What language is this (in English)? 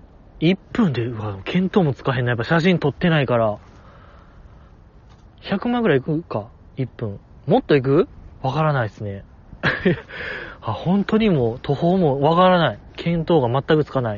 Japanese